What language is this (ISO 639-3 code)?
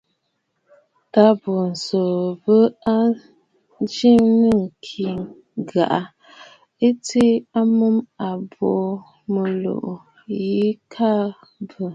bfd